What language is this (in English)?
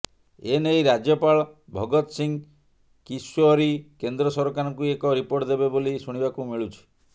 Odia